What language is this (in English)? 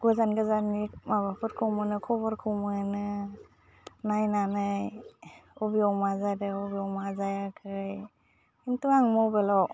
Bodo